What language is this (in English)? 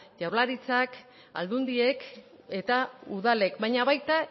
Basque